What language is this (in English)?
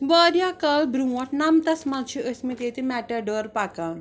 Kashmiri